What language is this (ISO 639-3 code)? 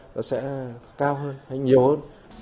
vie